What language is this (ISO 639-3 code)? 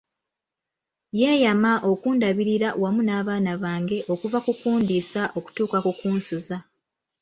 lug